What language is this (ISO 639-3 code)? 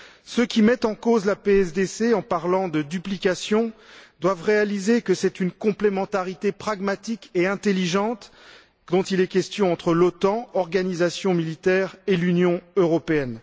fra